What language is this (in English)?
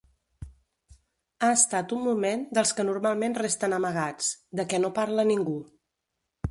Catalan